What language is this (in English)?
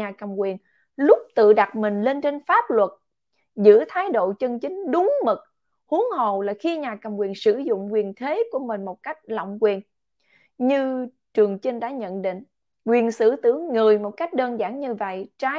Vietnamese